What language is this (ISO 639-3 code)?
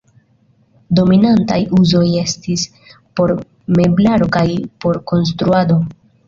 epo